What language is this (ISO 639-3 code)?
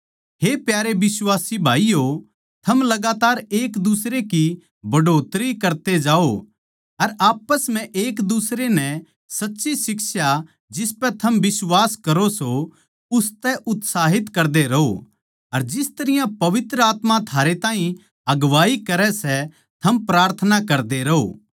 bgc